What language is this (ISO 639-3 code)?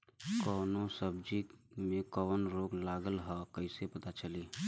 bho